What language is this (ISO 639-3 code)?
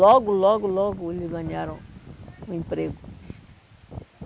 por